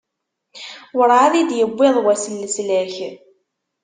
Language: Kabyle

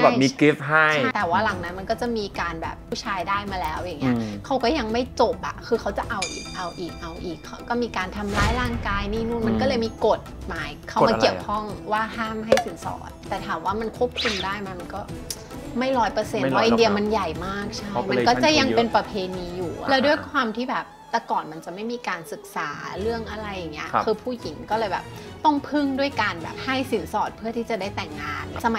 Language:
Thai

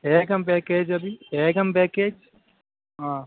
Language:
Sanskrit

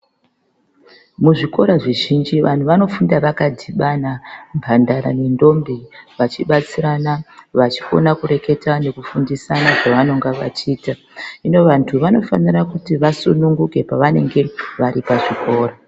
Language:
Ndau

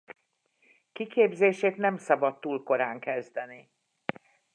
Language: Hungarian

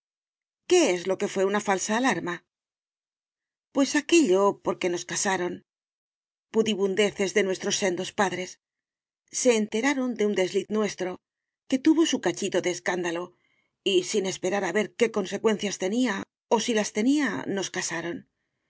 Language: Spanish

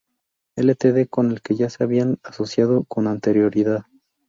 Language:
Spanish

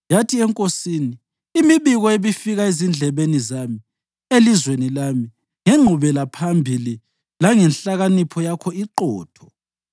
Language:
North Ndebele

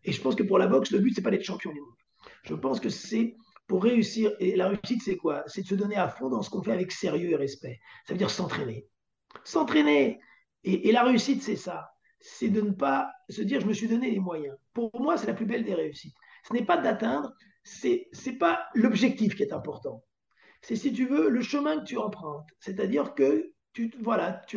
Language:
French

